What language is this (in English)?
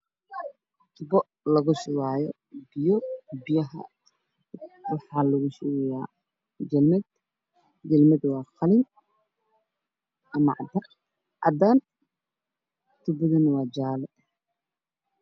Somali